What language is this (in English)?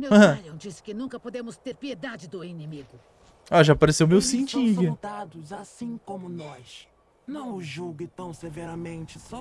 Portuguese